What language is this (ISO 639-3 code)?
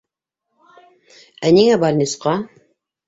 bak